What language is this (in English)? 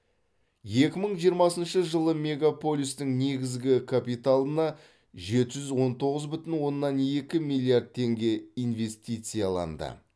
Kazakh